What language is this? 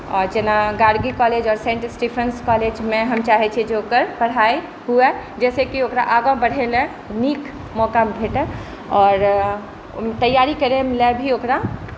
Maithili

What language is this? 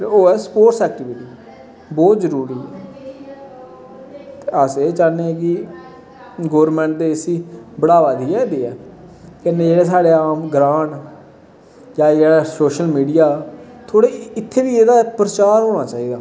Dogri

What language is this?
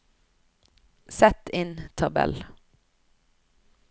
Norwegian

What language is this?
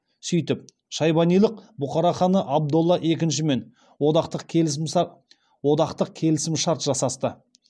Kazakh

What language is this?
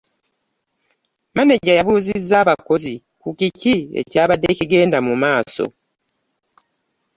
Ganda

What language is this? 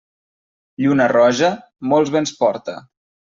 Catalan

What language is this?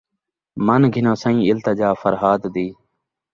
Saraiki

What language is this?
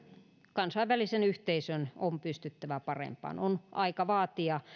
Finnish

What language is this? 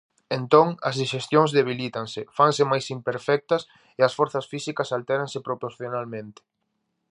Galician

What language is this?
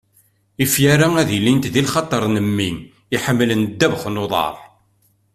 Kabyle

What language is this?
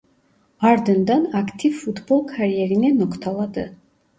Turkish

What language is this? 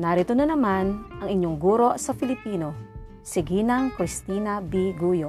Filipino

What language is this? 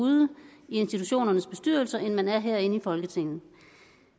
Danish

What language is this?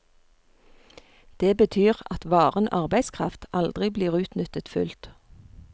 Norwegian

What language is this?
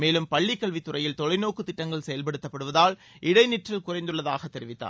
Tamil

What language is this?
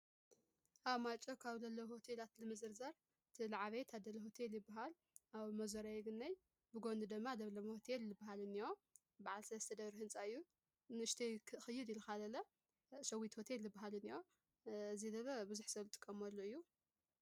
Tigrinya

